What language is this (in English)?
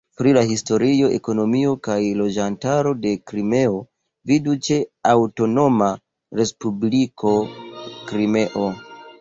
Esperanto